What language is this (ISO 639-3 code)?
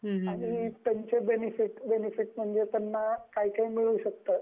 mar